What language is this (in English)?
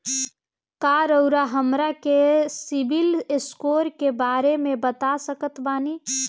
Bhojpuri